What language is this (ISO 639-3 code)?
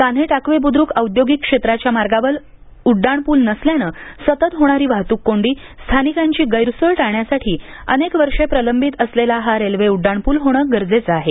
mar